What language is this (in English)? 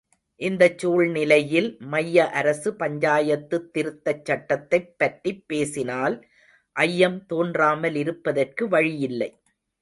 Tamil